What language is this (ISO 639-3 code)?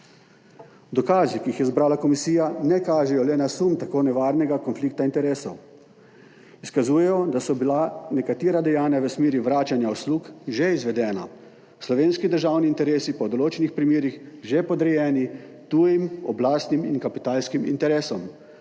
slv